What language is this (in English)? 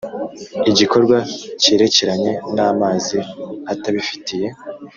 Kinyarwanda